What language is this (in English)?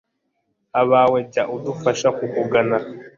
Kinyarwanda